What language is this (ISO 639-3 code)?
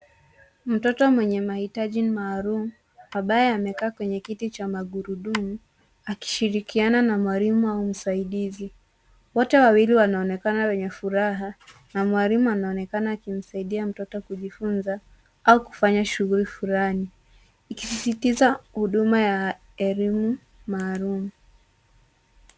swa